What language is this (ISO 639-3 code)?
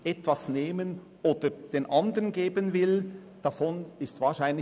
gsw